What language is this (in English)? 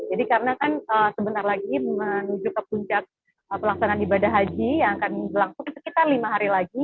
Indonesian